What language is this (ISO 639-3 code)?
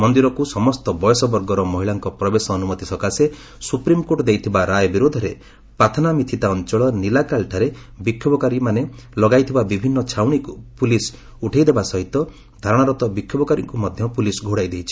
ori